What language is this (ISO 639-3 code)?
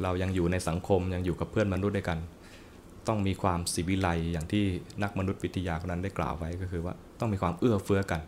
tha